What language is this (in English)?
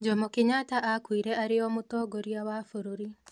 Kikuyu